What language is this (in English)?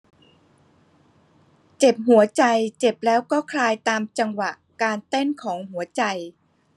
Thai